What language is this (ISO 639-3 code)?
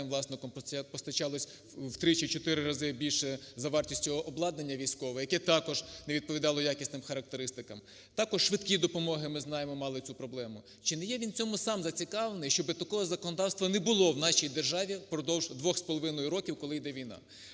ukr